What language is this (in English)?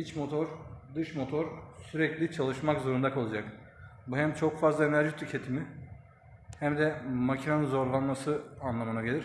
Turkish